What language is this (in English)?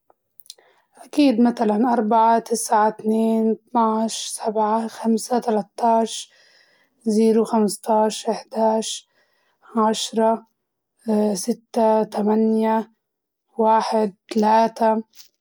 Libyan Arabic